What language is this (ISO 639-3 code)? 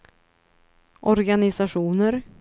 swe